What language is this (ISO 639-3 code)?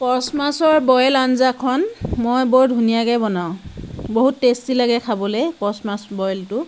asm